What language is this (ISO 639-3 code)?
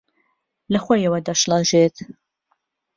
ckb